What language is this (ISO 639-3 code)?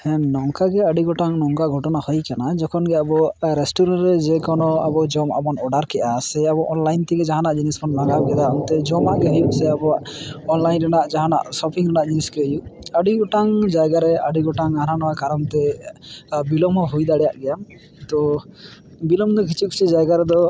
sat